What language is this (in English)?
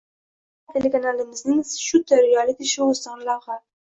Uzbek